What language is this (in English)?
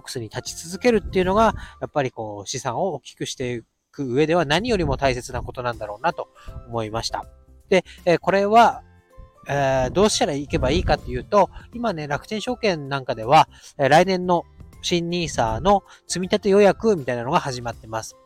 Japanese